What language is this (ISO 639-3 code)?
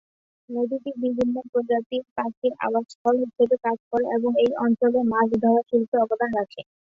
ben